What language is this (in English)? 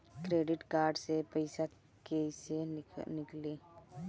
Bhojpuri